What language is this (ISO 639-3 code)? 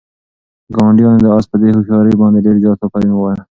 pus